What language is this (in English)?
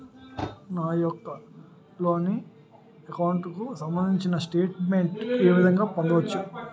Telugu